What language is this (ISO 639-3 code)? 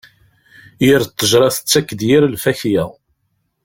kab